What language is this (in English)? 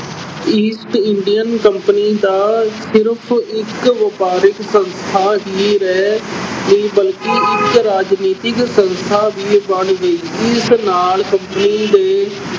Punjabi